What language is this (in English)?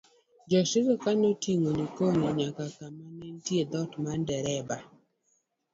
Luo (Kenya and Tanzania)